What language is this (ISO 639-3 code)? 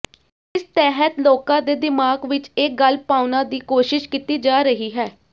pan